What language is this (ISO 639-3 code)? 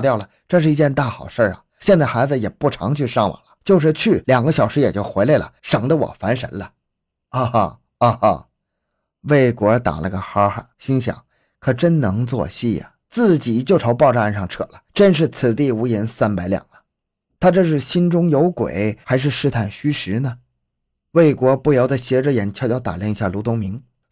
zho